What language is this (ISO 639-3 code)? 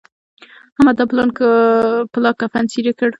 pus